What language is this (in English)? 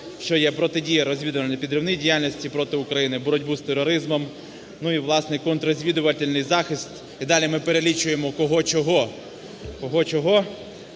Ukrainian